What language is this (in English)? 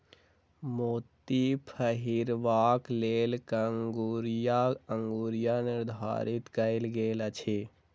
Maithili